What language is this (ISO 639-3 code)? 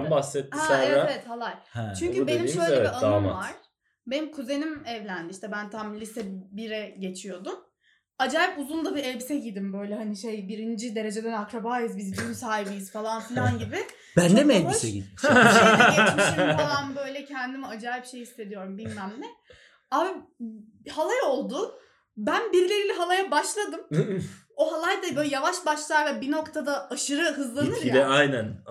tur